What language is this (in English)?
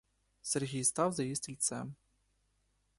Ukrainian